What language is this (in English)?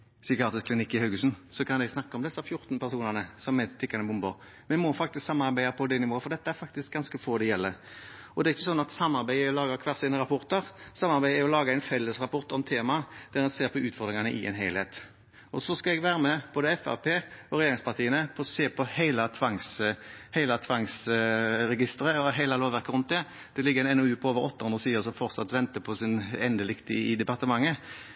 Norwegian Bokmål